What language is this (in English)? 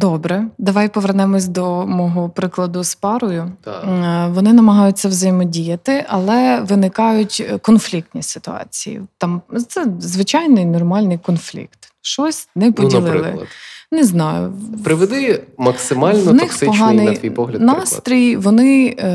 Ukrainian